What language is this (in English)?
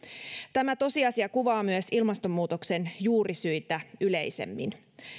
Finnish